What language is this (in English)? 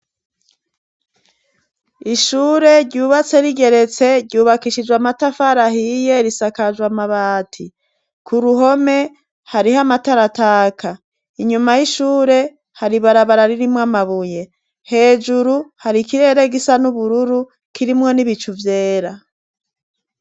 Rundi